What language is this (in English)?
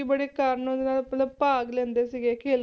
Punjabi